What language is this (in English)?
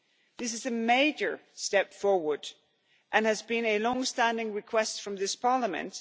English